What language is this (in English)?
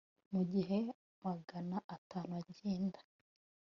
Kinyarwanda